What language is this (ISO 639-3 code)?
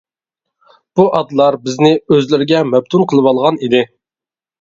uig